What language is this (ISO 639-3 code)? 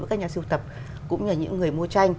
vie